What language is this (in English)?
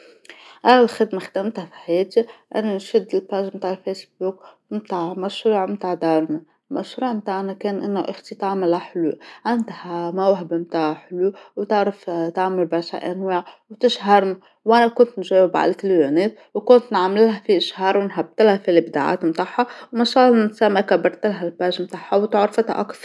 Tunisian Arabic